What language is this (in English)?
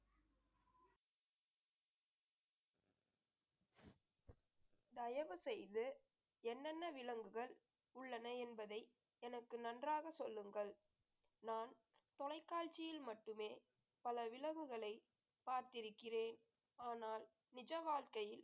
Tamil